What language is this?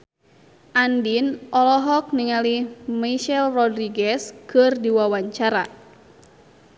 Sundanese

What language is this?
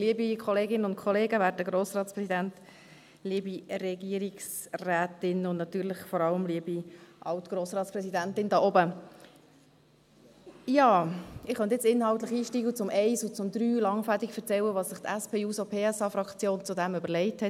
Swiss German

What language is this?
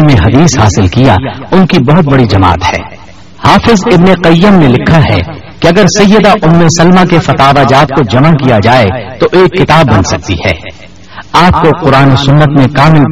Urdu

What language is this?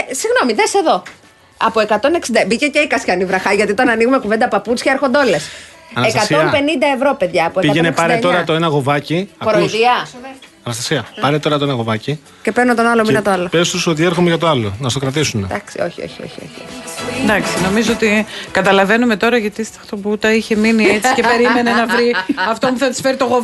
Greek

